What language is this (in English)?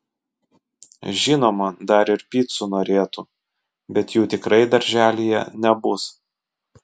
Lithuanian